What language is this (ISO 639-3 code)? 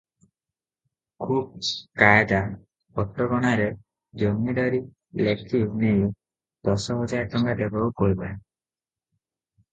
ori